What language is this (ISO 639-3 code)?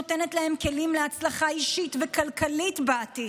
heb